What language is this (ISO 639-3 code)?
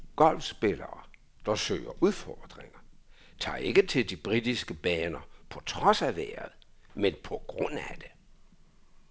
dan